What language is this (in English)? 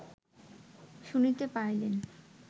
Bangla